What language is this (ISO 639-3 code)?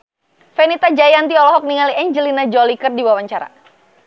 sun